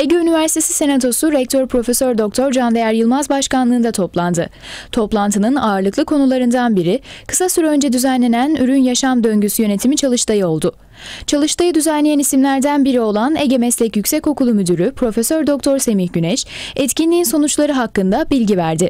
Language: Turkish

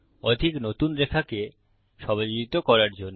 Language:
Bangla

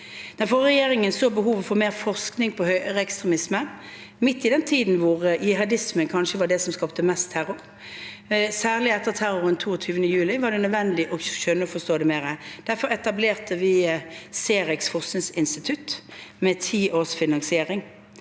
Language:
Norwegian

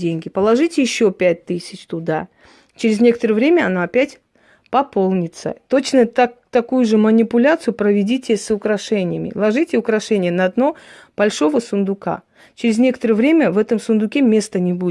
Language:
Russian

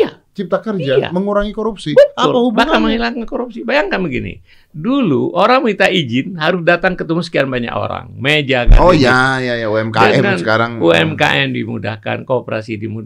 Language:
Indonesian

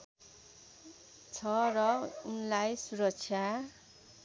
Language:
Nepali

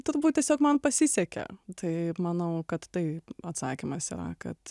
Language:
Lithuanian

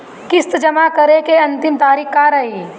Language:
Bhojpuri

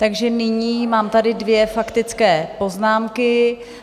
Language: Czech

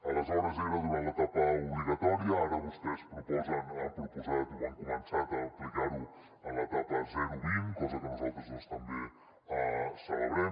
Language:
Catalan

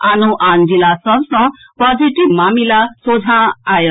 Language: Maithili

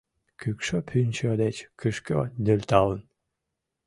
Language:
Mari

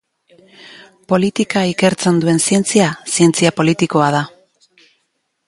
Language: Basque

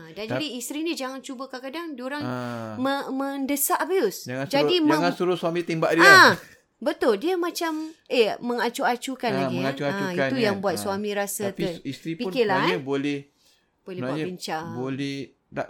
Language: Malay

